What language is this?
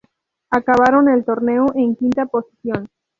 Spanish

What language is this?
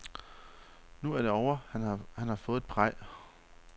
Danish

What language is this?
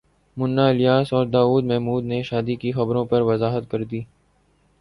Urdu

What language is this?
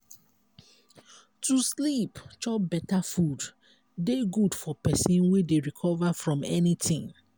Nigerian Pidgin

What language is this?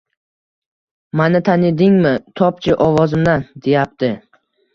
Uzbek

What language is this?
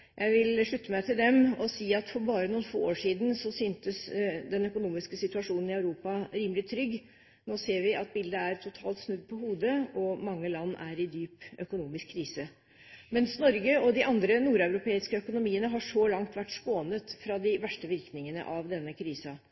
Norwegian Bokmål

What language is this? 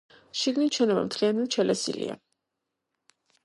Georgian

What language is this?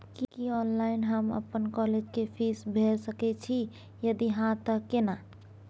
Maithili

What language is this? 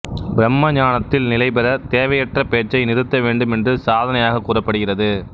Tamil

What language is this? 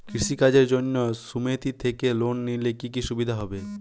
Bangla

